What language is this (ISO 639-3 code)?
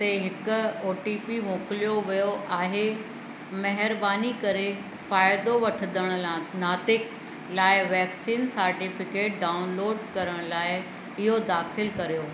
snd